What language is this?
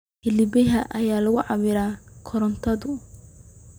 Somali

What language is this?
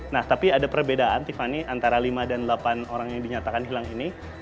Indonesian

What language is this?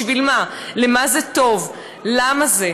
Hebrew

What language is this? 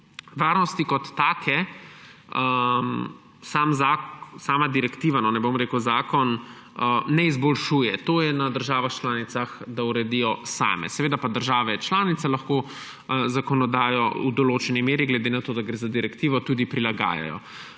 Slovenian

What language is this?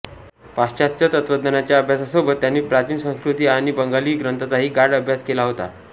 Marathi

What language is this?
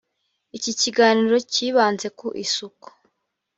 Kinyarwanda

